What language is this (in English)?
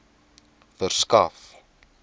Afrikaans